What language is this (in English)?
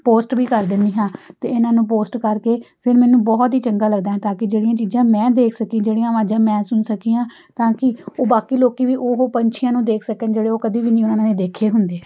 Punjabi